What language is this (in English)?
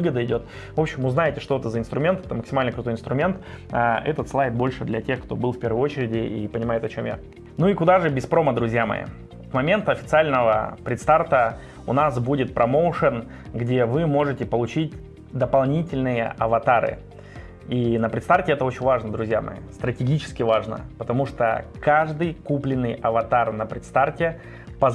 Russian